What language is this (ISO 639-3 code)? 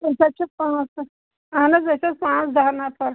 kas